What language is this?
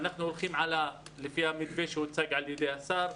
Hebrew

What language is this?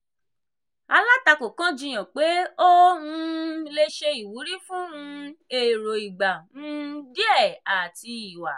Yoruba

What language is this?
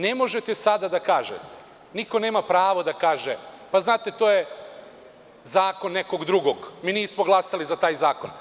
Serbian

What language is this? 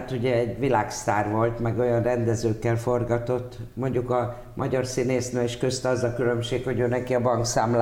Hungarian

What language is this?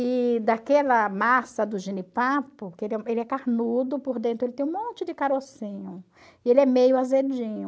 Portuguese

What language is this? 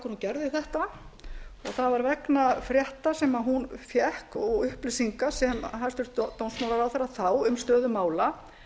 Icelandic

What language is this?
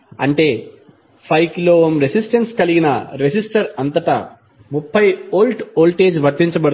Telugu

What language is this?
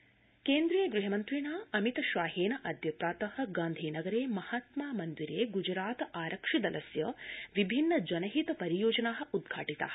Sanskrit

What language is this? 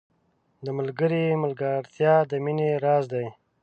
Pashto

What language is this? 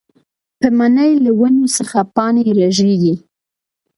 Pashto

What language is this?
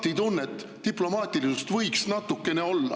Estonian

